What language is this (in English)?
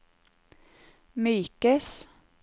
Norwegian